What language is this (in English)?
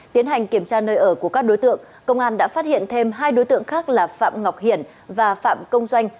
Vietnamese